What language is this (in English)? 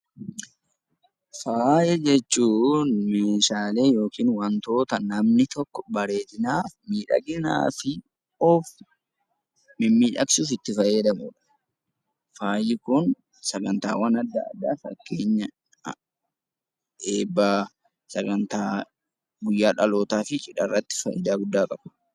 Oromo